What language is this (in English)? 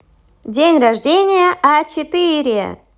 Russian